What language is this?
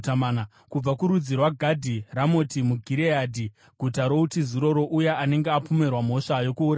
Shona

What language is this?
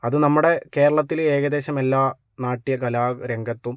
Malayalam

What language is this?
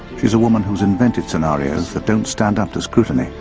English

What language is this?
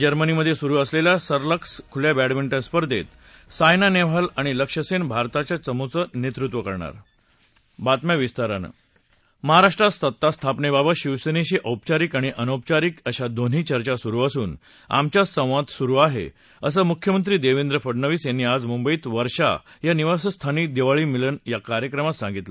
Marathi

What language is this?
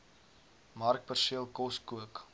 Afrikaans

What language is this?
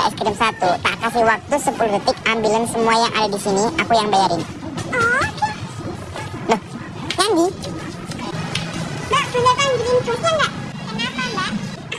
Indonesian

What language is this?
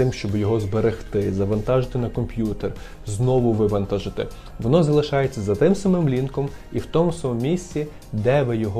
Ukrainian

